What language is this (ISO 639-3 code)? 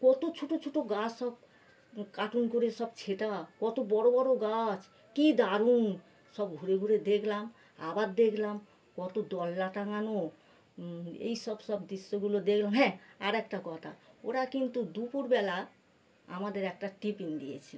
ben